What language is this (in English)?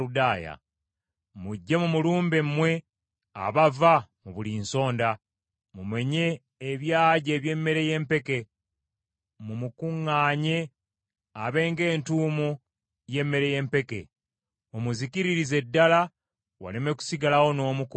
Ganda